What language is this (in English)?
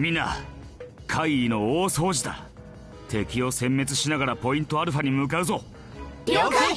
Japanese